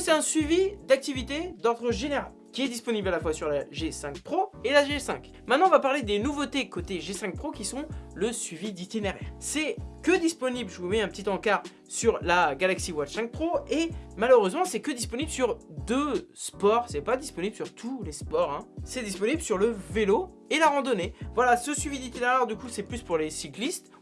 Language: French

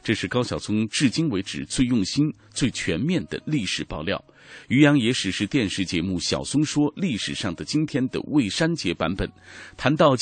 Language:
Chinese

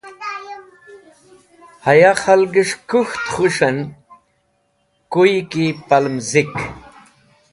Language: Wakhi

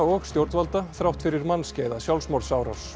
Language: Icelandic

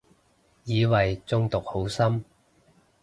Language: Cantonese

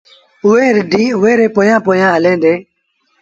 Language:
Sindhi Bhil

